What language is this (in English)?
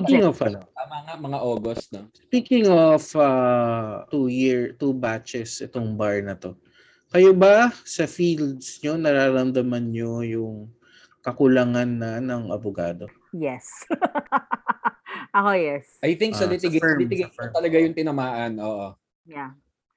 Filipino